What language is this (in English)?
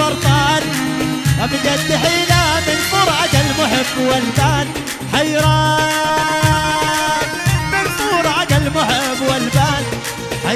Arabic